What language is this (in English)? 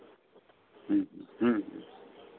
Santali